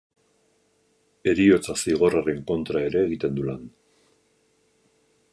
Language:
Basque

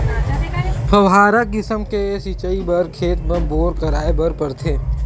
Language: Chhattisgarhi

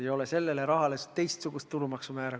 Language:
Estonian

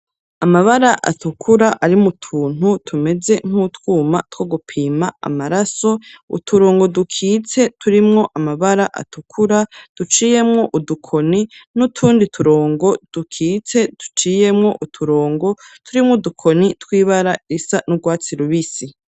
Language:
Rundi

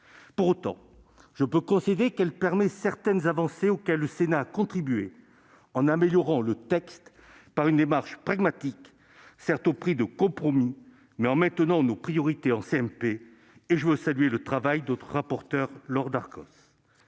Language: French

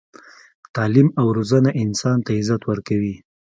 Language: Pashto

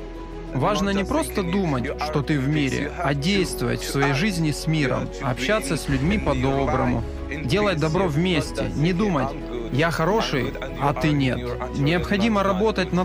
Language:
Russian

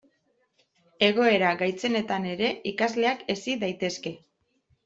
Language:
Basque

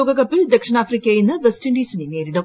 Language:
Malayalam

